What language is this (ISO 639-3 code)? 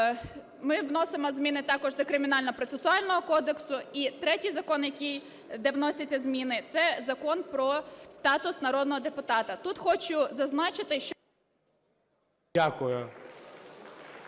ukr